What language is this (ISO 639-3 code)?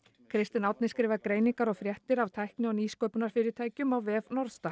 isl